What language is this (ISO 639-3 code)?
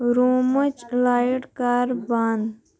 kas